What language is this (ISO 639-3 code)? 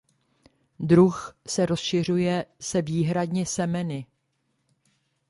ces